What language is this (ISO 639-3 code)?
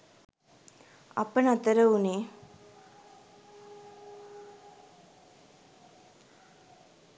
sin